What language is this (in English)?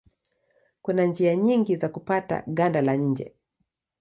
Swahili